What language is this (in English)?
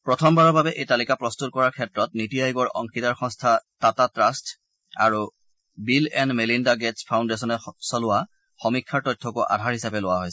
Assamese